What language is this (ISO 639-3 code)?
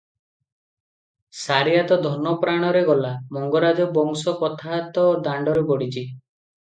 ori